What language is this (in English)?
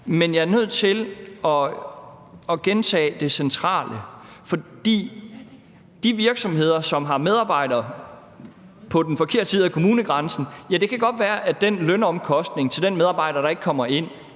Danish